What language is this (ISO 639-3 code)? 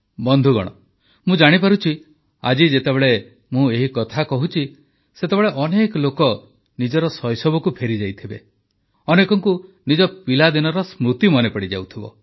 ori